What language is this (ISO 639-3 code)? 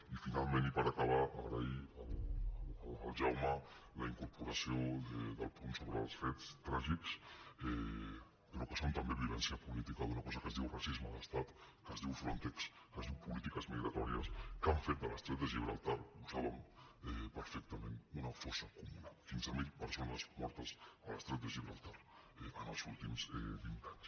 cat